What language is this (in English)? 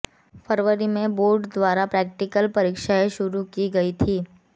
Hindi